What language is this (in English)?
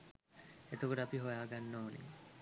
Sinhala